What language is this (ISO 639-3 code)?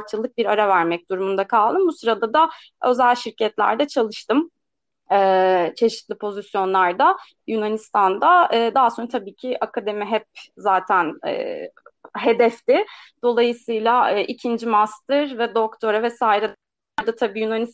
tur